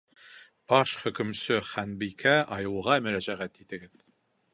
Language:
Bashkir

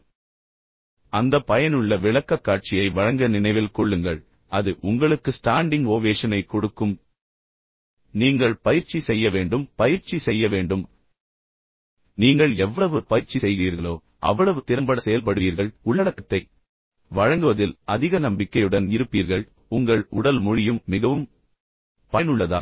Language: Tamil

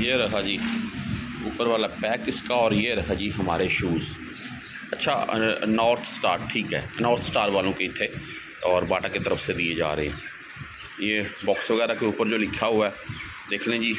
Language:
Hindi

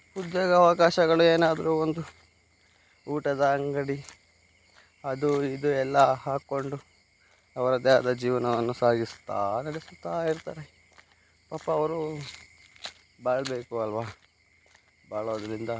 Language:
Kannada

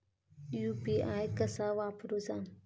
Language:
Marathi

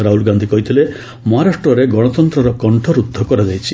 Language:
Odia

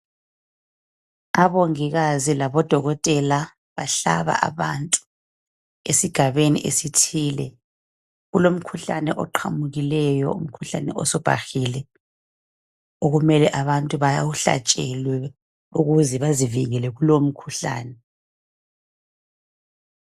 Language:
North Ndebele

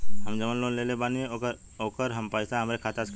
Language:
Bhojpuri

